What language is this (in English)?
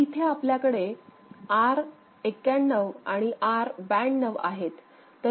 Marathi